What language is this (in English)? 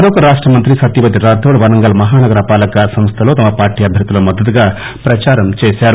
Telugu